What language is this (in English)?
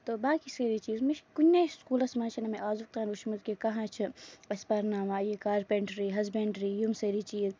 Kashmiri